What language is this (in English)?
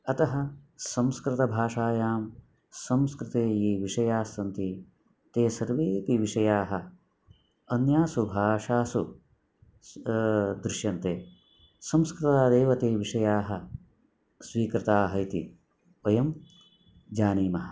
Sanskrit